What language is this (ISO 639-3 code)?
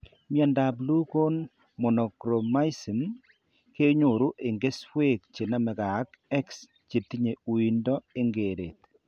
kln